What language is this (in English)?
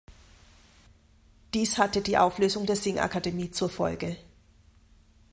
German